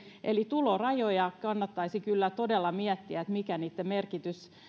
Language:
Finnish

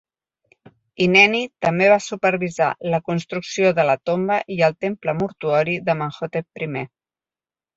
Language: Catalan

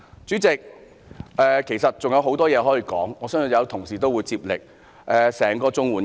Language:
Cantonese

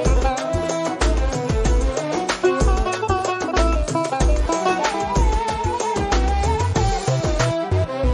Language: Turkish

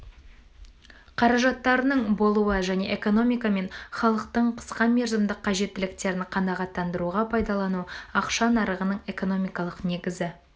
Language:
Kazakh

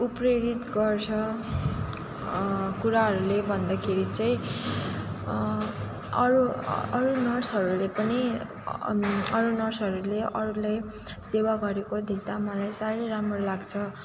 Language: Nepali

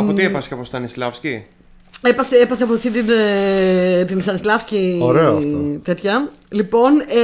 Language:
Greek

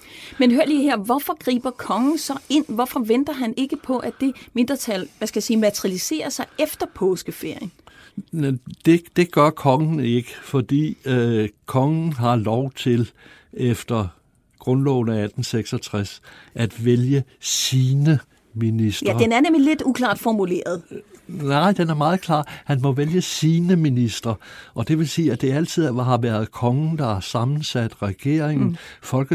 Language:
Danish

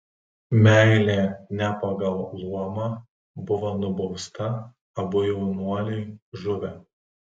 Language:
Lithuanian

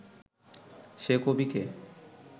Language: Bangla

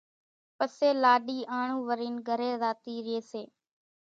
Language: Kachi Koli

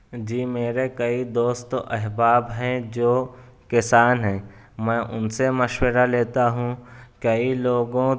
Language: Urdu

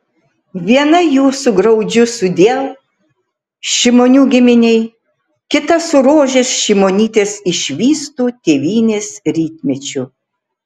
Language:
Lithuanian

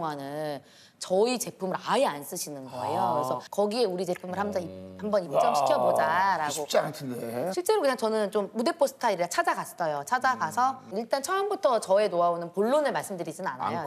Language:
Korean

